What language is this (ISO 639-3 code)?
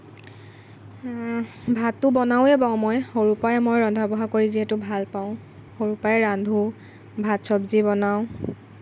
asm